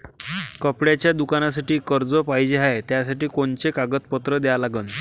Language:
Marathi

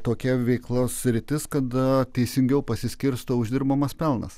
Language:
Lithuanian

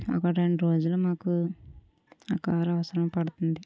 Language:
Telugu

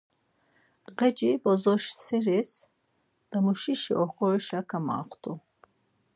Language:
Laz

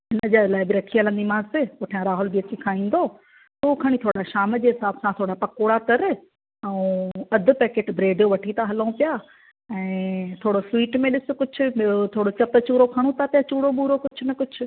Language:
Sindhi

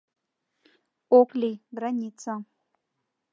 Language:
Mari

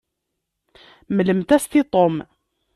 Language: Kabyle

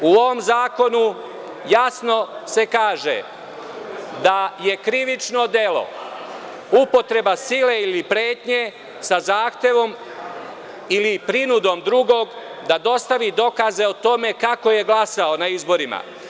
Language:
Serbian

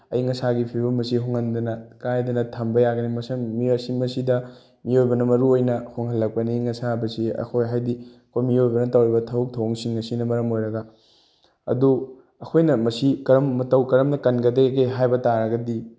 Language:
Manipuri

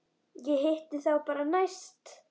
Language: Icelandic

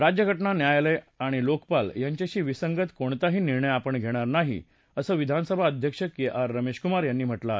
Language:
Marathi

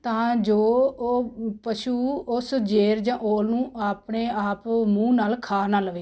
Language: Punjabi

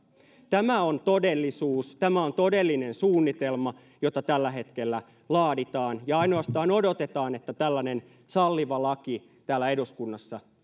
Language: Finnish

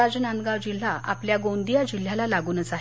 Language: Marathi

